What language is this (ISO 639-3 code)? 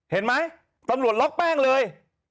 tha